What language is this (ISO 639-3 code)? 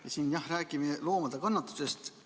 est